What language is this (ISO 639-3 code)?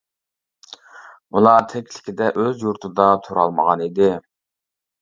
uig